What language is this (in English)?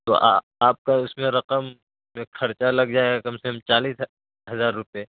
Urdu